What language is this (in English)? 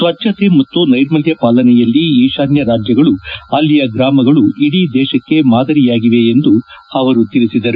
Kannada